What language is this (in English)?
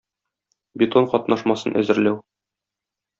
Tatar